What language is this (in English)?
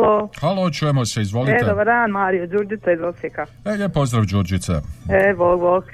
Croatian